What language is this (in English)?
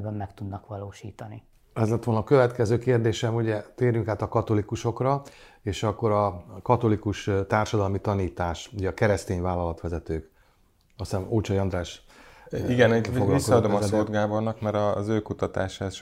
Hungarian